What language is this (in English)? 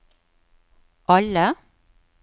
Norwegian